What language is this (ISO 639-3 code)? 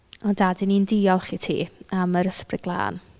cym